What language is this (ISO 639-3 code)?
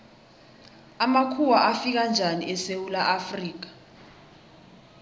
nbl